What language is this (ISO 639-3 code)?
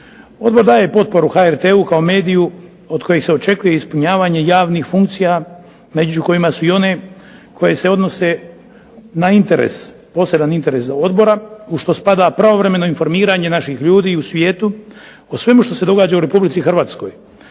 hrv